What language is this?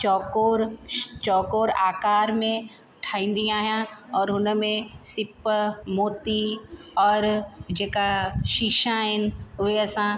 Sindhi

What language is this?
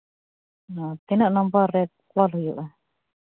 Santali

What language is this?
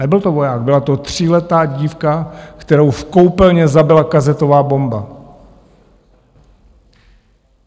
Czech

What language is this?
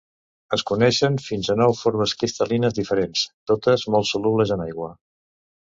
Catalan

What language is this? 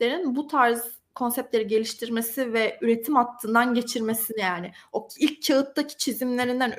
Turkish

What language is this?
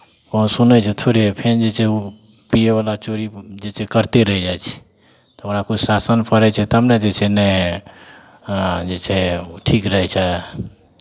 Maithili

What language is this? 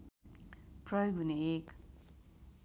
Nepali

